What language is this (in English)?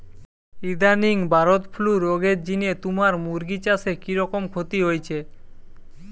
Bangla